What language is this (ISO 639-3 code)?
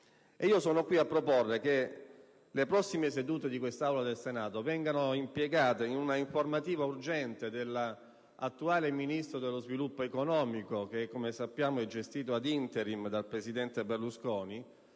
ita